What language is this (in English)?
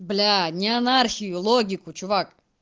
Russian